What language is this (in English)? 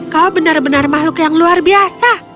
Indonesian